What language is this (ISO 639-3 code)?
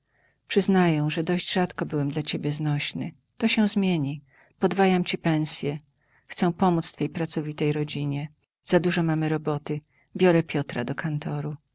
pol